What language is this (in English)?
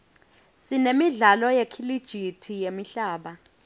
Swati